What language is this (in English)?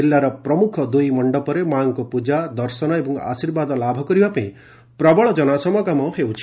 Odia